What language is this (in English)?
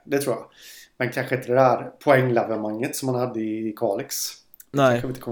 Swedish